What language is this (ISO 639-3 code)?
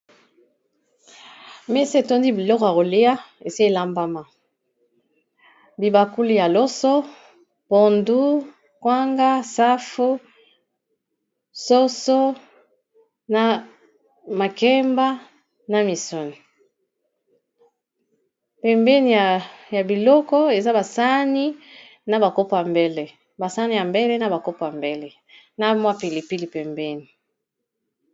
lin